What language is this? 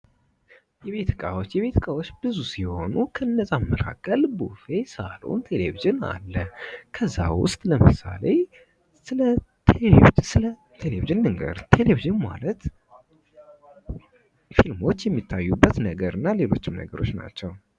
Amharic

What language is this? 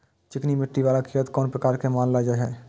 Maithili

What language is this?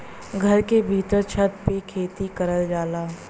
Bhojpuri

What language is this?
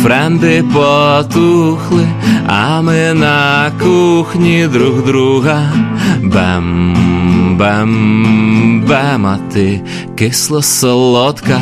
Ukrainian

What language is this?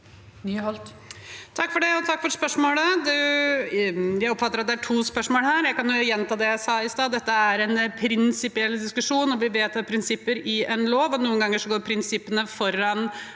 Norwegian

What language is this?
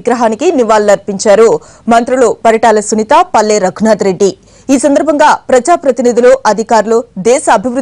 Hindi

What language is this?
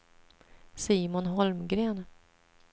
Swedish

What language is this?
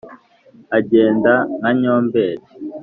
Kinyarwanda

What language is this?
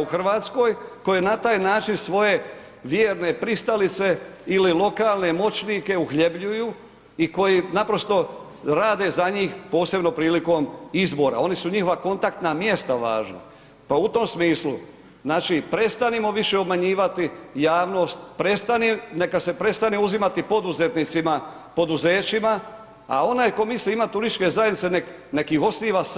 Croatian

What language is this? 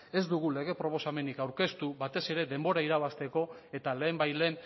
Basque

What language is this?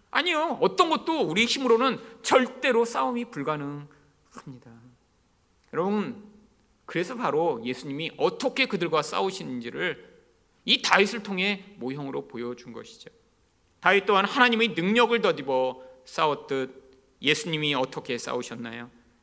Korean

